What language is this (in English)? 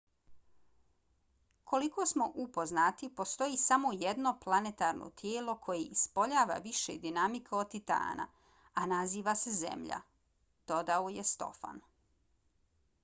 Bosnian